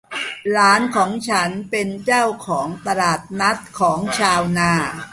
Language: Thai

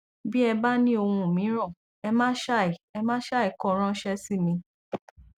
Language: Yoruba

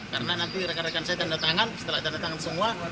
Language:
Indonesian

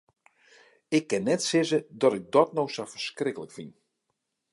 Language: Western Frisian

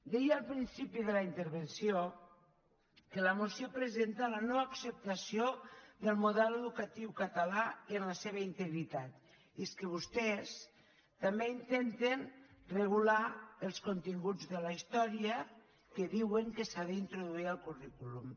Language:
Catalan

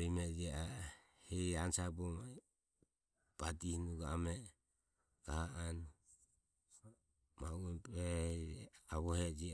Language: Ömie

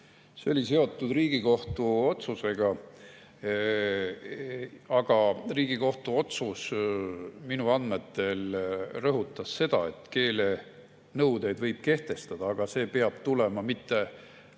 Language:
Estonian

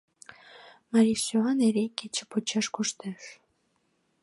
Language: Mari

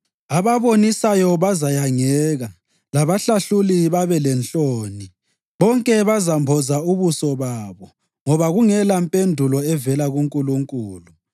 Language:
North Ndebele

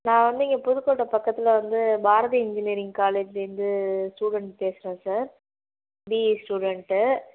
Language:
Tamil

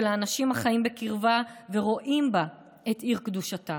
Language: Hebrew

